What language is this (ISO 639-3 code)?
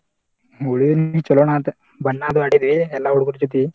kan